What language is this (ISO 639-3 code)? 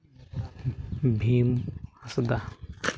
sat